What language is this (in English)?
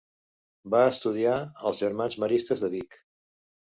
Catalan